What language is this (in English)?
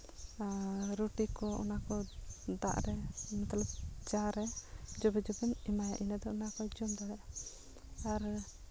Santali